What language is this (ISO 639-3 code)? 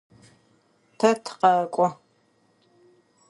ady